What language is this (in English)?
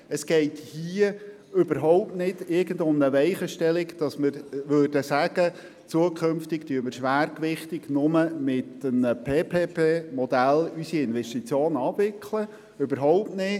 Swiss German